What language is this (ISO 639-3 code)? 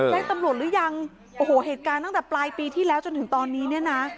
tha